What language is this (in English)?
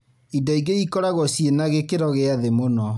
Kikuyu